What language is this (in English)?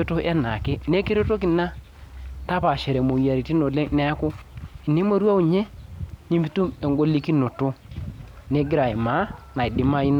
Masai